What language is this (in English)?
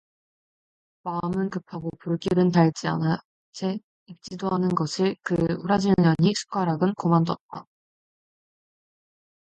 Korean